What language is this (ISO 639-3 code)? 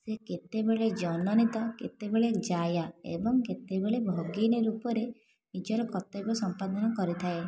ori